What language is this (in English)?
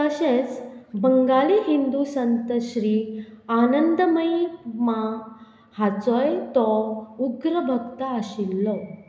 Konkani